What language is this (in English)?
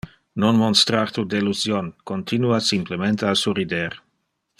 Interlingua